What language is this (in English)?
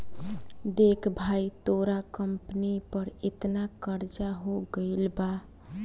Bhojpuri